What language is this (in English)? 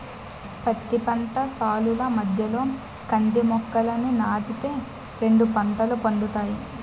Telugu